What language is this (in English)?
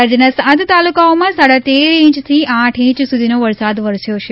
Gujarati